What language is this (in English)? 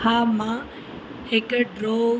Sindhi